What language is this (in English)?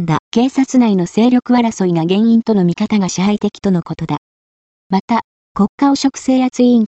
Japanese